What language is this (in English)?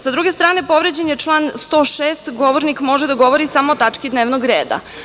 Serbian